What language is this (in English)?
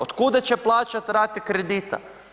Croatian